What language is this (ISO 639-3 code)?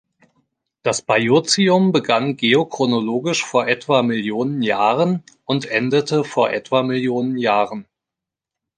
deu